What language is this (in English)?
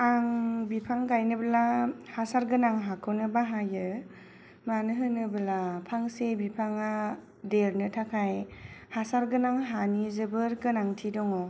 Bodo